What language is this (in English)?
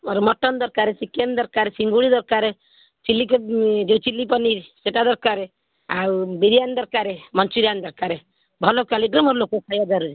Odia